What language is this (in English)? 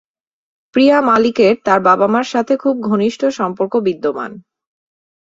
Bangla